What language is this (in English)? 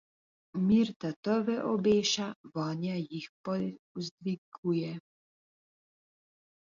Slovenian